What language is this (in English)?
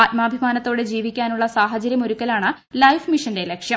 Malayalam